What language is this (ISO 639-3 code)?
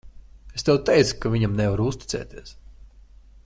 lav